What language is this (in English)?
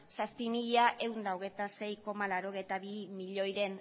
Basque